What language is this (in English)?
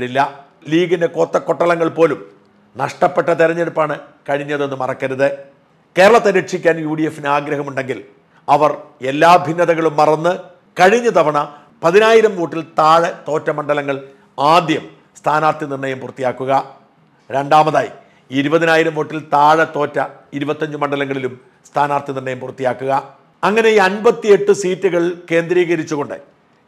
Malayalam